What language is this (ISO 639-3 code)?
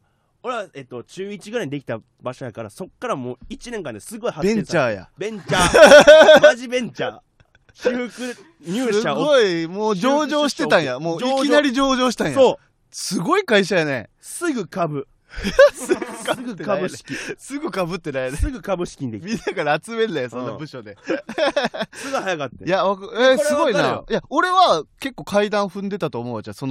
jpn